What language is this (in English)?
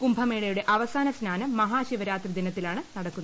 Malayalam